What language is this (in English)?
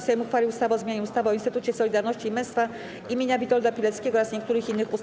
Polish